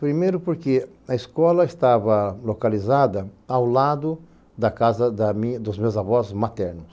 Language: Portuguese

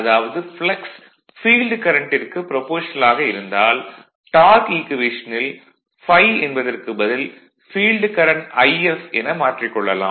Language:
Tamil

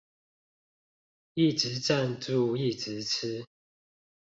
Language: Chinese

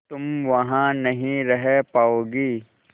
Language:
Hindi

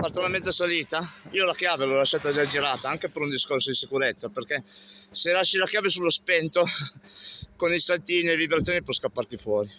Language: Italian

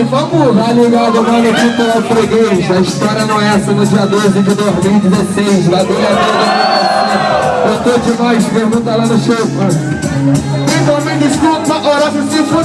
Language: Portuguese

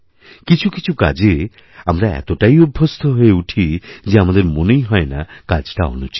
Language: Bangla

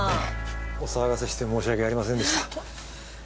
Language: Japanese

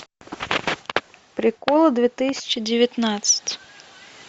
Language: Russian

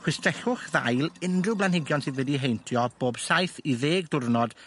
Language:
Welsh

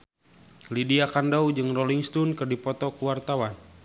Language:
Sundanese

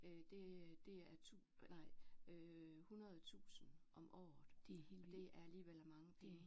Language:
Danish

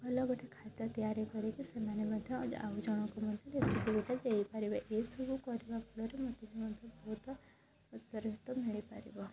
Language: Odia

